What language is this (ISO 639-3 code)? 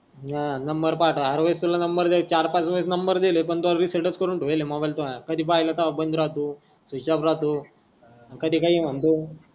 mar